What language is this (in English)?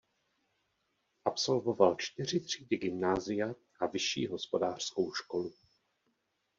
Czech